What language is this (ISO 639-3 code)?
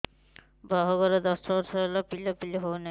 ori